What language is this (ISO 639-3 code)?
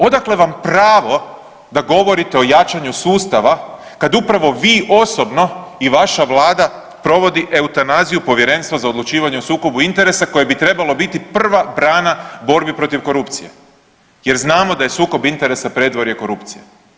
hrv